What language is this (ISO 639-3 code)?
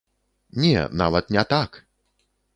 bel